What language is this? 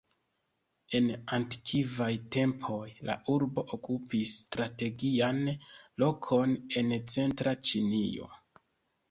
Esperanto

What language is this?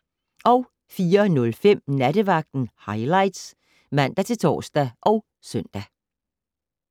Danish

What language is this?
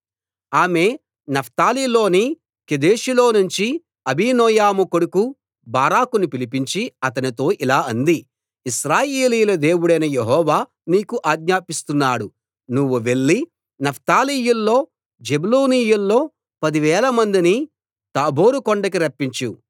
Telugu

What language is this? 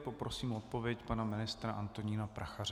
Czech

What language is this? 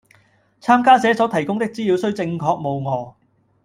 Cantonese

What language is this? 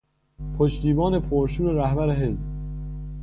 Persian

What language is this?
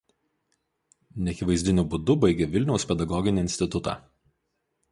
Lithuanian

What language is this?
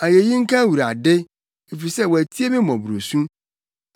Akan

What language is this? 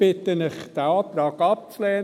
Swiss German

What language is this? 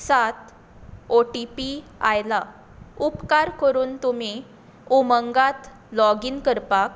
Konkani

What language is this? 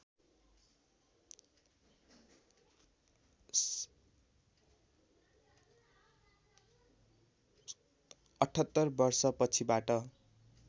Nepali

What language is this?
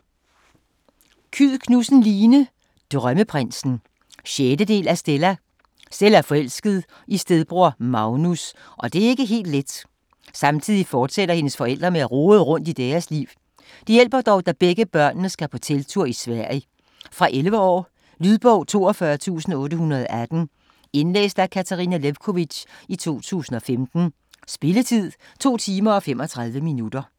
Danish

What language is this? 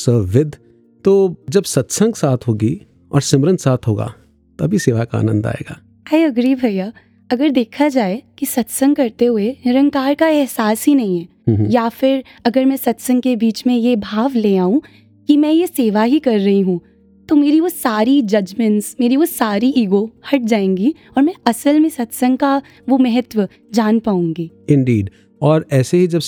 Hindi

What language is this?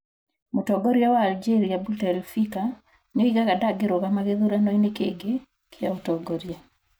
Kikuyu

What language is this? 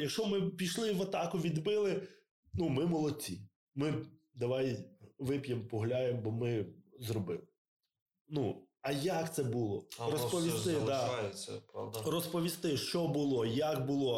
Ukrainian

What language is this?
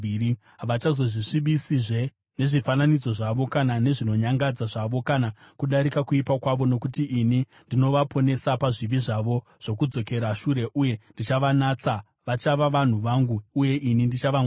Shona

